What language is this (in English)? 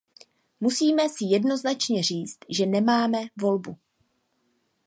Czech